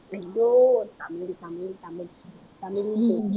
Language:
Tamil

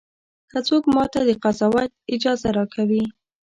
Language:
Pashto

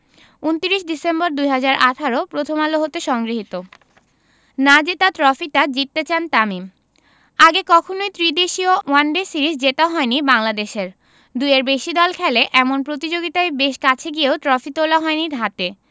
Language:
Bangla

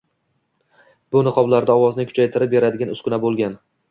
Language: Uzbek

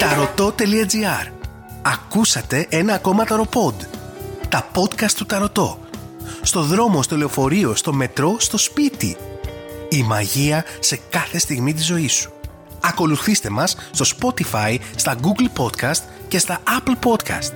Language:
Greek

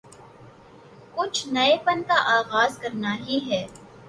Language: Urdu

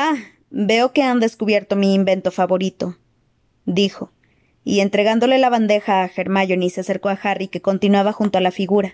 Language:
Spanish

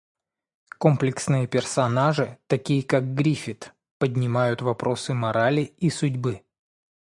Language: Russian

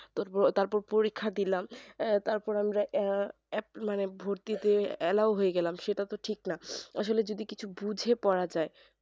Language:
Bangla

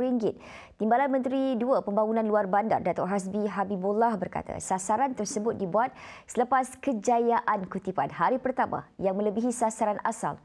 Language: Malay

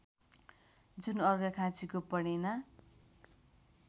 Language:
Nepali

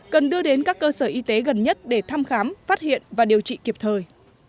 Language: Vietnamese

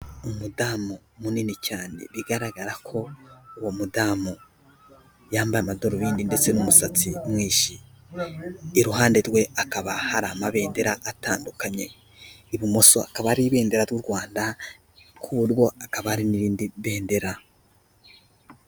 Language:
Kinyarwanda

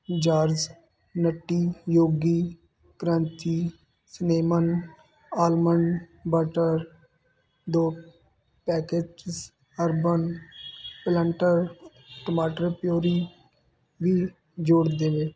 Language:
Punjabi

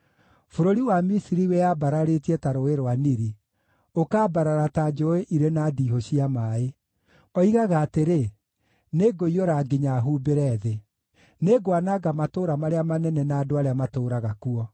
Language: Kikuyu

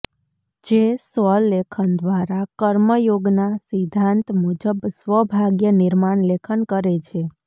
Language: Gujarati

